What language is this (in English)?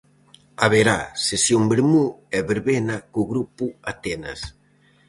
Galician